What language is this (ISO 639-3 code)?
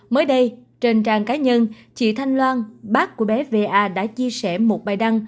vie